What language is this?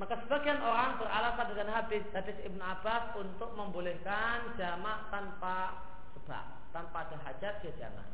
Indonesian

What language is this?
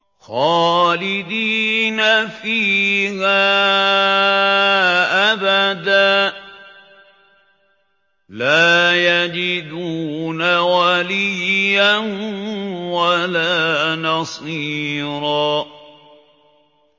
Arabic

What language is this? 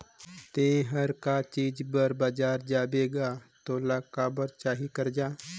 Chhattisgarhi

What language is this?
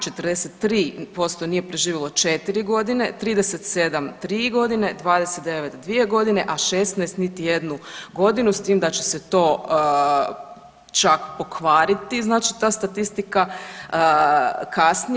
Croatian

